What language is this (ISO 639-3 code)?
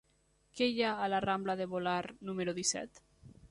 cat